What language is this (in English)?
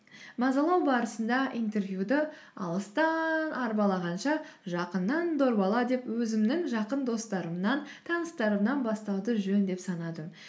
Kazakh